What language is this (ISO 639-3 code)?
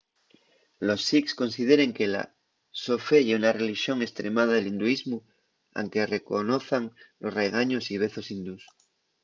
ast